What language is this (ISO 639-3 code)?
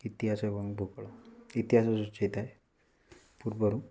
ori